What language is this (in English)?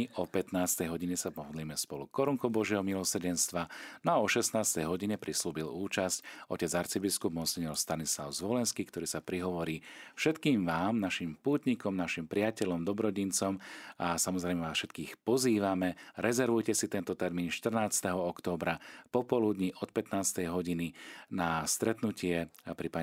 Slovak